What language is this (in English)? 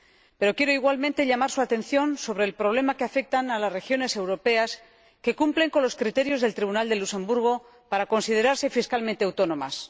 Spanish